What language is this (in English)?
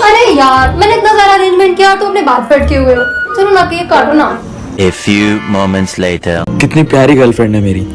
Hindi